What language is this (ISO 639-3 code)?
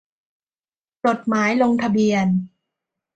tha